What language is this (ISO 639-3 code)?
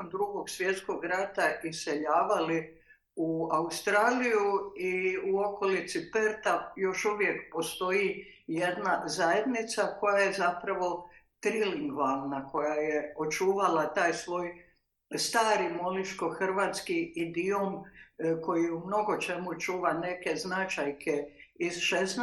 hrv